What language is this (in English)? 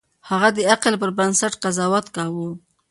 Pashto